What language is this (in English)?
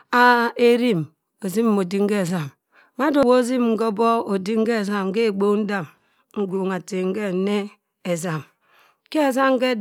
Cross River Mbembe